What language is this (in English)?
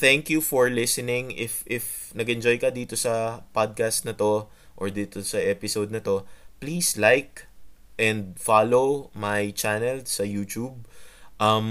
Filipino